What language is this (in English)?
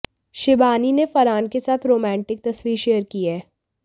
Hindi